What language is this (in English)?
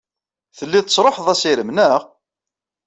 Kabyle